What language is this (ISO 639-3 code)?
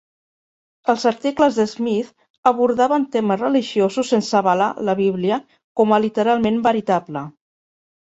cat